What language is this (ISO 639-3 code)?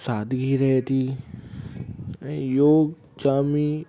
snd